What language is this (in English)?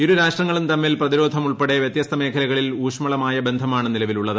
Malayalam